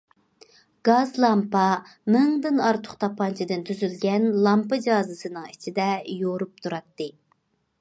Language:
Uyghur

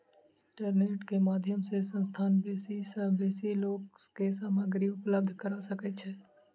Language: Maithili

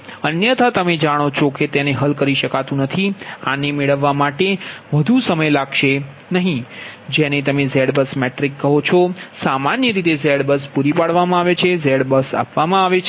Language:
Gujarati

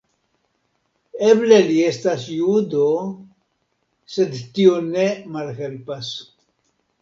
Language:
Esperanto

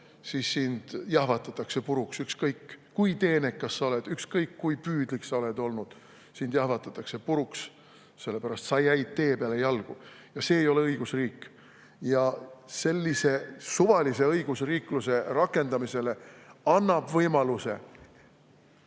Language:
Estonian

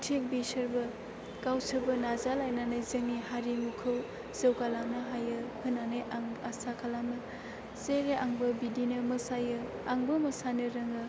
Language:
Bodo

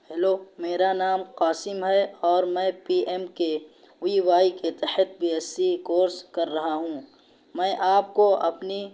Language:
Urdu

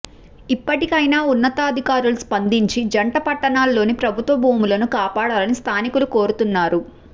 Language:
Telugu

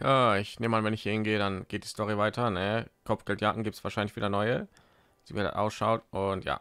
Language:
German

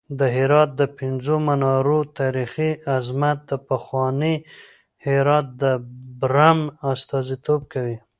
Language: Pashto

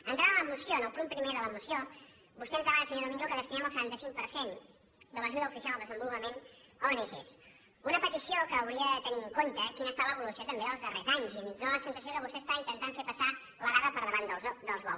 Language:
Catalan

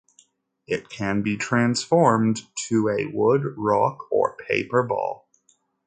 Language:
English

